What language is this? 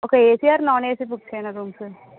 Telugu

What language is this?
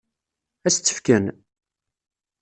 Kabyle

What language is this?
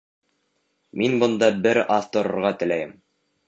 Bashkir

